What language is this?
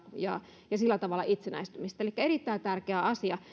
Finnish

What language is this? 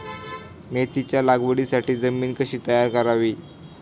Marathi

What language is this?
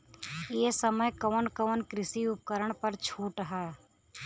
Bhojpuri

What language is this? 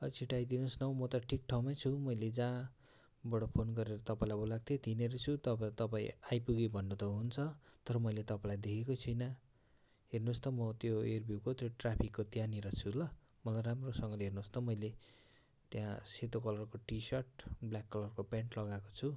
Nepali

